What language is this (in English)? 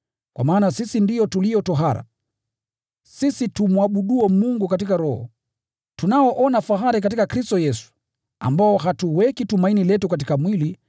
Swahili